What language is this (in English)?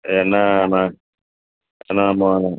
Tamil